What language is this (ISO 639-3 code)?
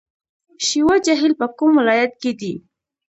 pus